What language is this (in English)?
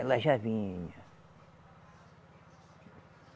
Portuguese